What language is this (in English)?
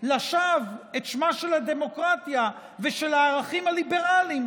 Hebrew